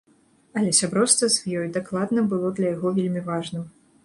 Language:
Belarusian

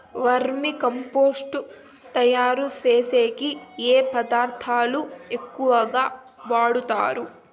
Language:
Telugu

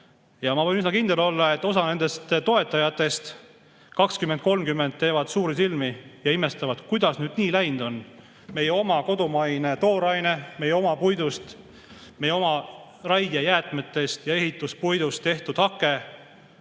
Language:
Estonian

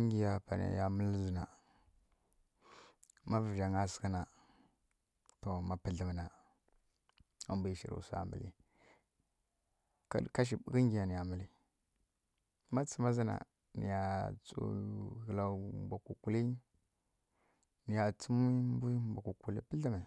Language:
Kirya-Konzəl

